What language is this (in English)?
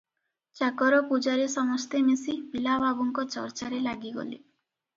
Odia